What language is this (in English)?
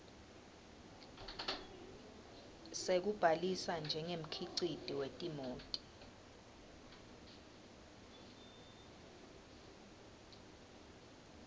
Swati